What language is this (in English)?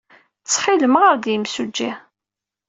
Kabyle